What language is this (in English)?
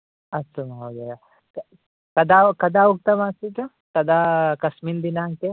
Sanskrit